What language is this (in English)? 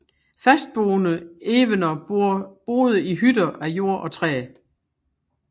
Danish